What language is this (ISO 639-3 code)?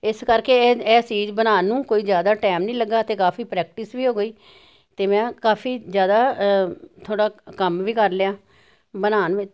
pan